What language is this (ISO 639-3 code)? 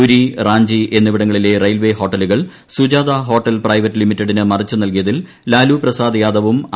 mal